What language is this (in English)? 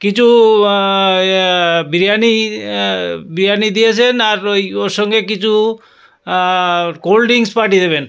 Bangla